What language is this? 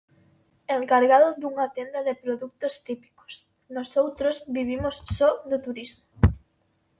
Galician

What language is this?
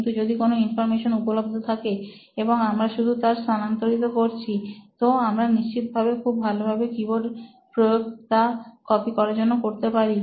Bangla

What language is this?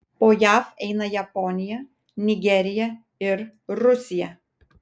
Lithuanian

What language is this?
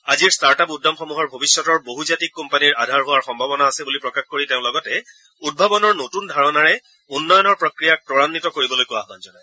Assamese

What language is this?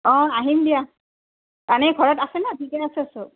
Assamese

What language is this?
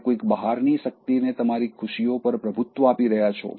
Gujarati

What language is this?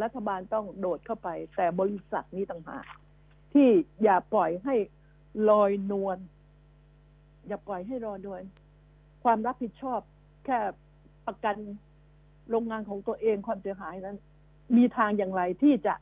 Thai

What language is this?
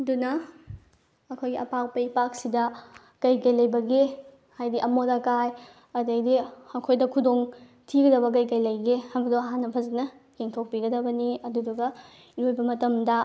Manipuri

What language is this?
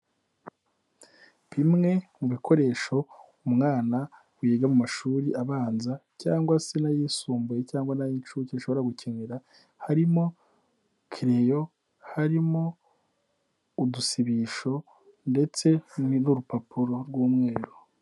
Kinyarwanda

